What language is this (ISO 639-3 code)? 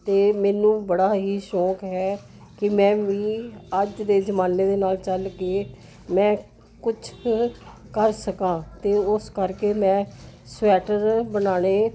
pan